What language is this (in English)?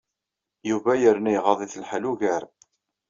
Kabyle